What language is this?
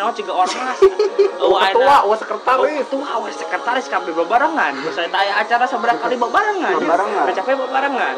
Indonesian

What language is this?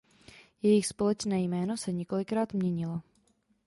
Czech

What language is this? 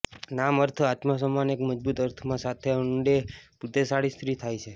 Gujarati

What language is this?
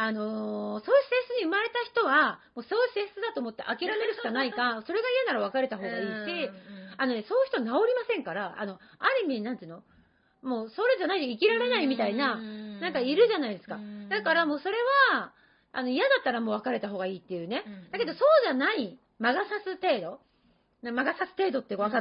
Japanese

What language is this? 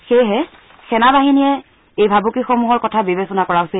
Assamese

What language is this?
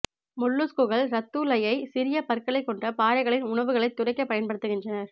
Tamil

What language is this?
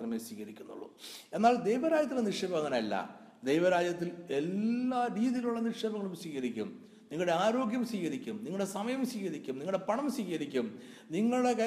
Malayalam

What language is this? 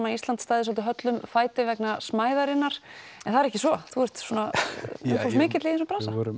Icelandic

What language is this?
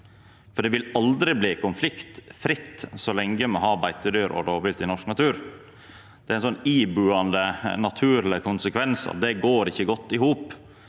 Norwegian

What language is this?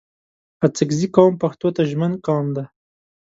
Pashto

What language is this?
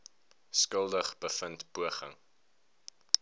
Afrikaans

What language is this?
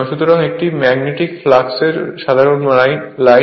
Bangla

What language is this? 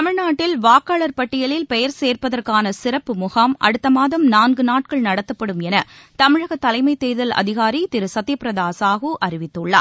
Tamil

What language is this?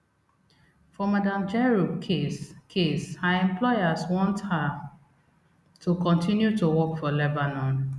Nigerian Pidgin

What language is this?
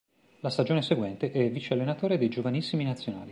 Italian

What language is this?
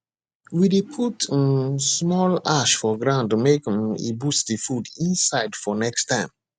Nigerian Pidgin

